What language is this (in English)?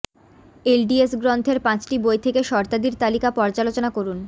Bangla